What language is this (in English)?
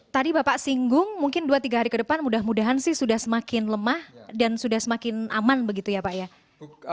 Indonesian